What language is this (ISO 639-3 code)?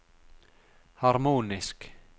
nor